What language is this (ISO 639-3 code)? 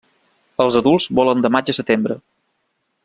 cat